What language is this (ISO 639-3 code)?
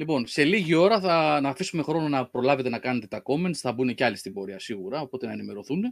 ell